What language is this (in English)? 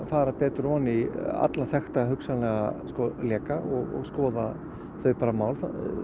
Icelandic